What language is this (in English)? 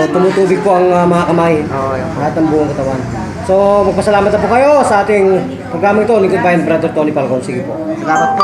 Filipino